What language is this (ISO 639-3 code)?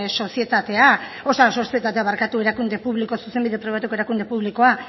eus